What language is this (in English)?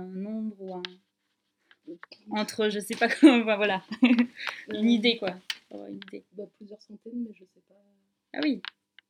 French